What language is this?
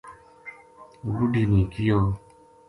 Gujari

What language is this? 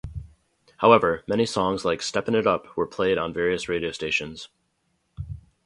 English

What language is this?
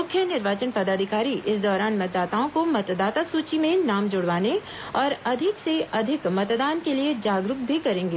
Hindi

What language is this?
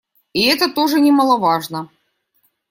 Russian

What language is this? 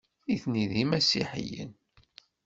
Kabyle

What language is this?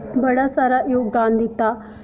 Dogri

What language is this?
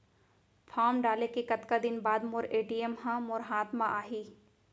Chhattisgarhi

